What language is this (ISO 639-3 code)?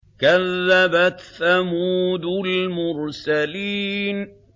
ara